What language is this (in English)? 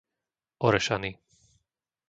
Slovak